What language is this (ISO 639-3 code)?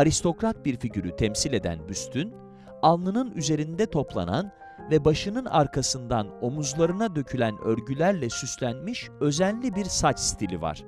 tur